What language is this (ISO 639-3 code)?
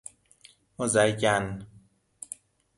fas